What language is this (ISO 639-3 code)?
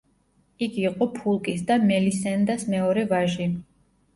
kat